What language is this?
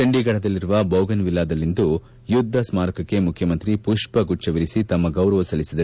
Kannada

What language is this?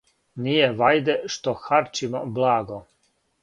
Serbian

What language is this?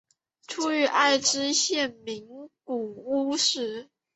Chinese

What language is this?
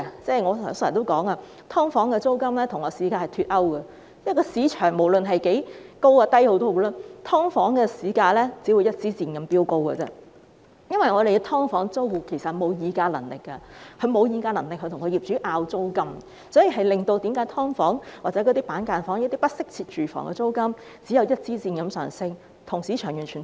Cantonese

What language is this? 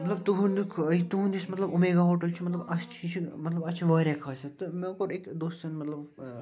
Kashmiri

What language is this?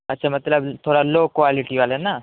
Urdu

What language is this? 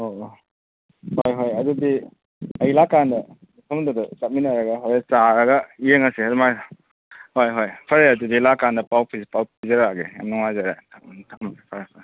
Manipuri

